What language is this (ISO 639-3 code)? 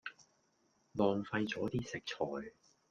yue